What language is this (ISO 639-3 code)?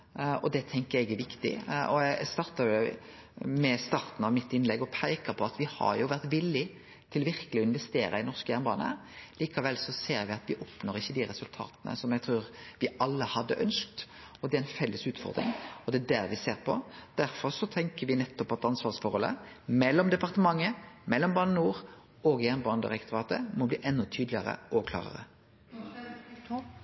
nno